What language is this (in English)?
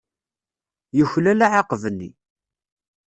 Kabyle